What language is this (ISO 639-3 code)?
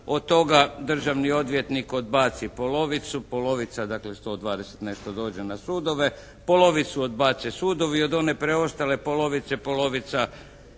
hrv